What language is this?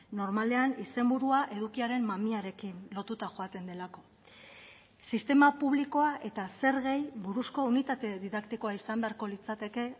Basque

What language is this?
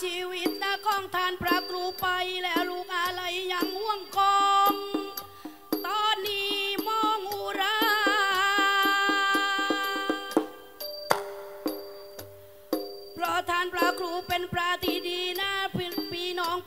Indonesian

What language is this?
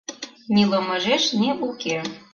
Mari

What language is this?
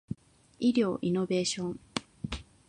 Japanese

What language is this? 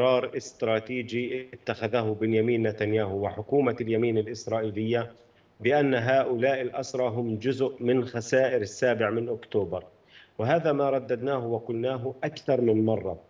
Arabic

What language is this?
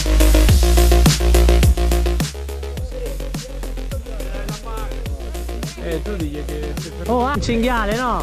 Italian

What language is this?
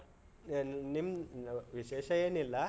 Kannada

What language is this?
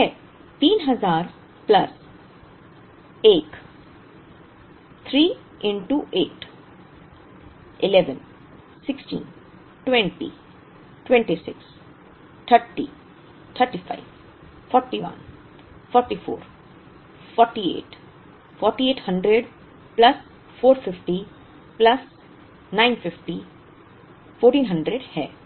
Hindi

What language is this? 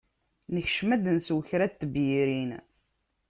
Kabyle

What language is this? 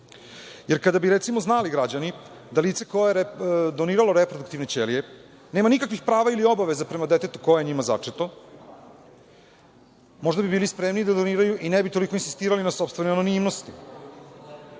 Serbian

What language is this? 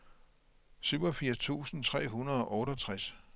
Danish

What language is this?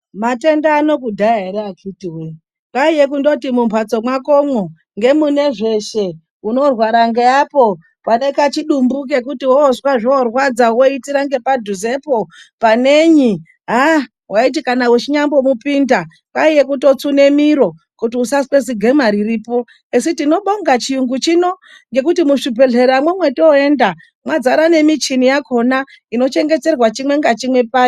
Ndau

